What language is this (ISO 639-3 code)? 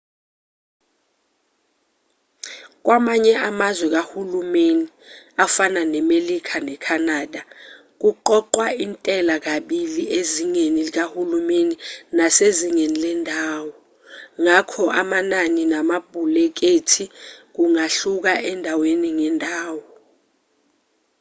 zul